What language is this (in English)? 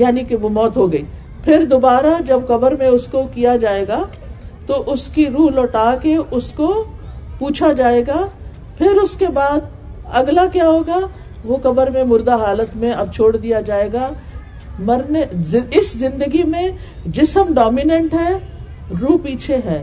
Urdu